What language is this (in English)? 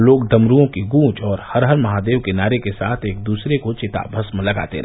Hindi